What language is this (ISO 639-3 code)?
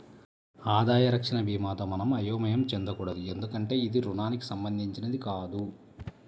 tel